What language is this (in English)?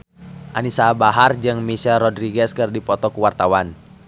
Sundanese